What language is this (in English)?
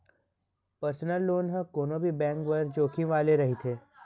Chhattisgarhi